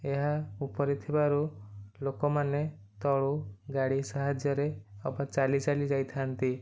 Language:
Odia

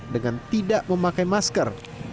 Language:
Indonesian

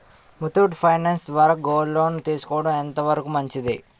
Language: Telugu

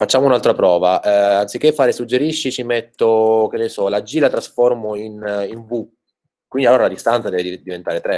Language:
Italian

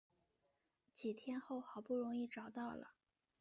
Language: Chinese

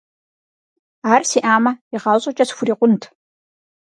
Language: Kabardian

